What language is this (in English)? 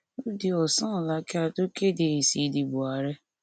Yoruba